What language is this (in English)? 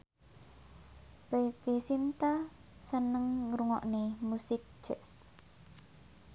Javanese